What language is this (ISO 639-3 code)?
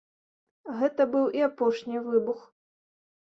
bel